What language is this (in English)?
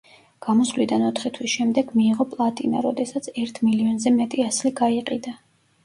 Georgian